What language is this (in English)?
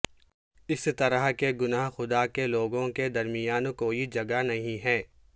Urdu